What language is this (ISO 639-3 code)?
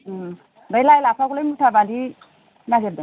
brx